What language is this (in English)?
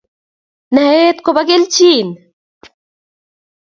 Kalenjin